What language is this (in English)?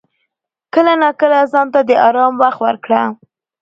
Pashto